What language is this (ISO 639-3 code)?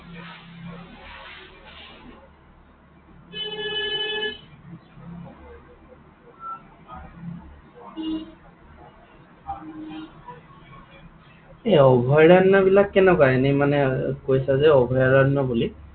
asm